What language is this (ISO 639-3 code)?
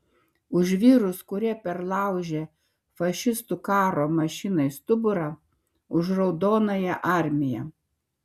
lit